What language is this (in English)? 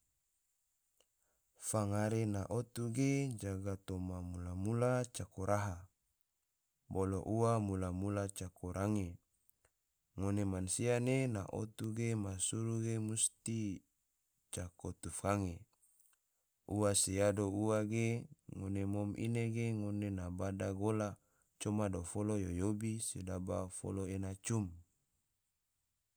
Tidore